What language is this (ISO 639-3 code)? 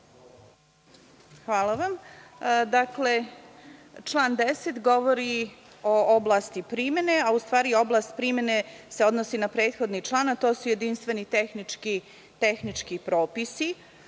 srp